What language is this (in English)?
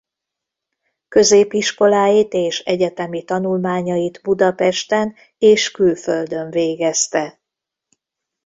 Hungarian